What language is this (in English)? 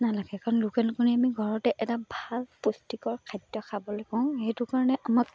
Assamese